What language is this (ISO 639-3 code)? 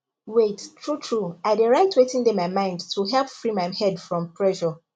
pcm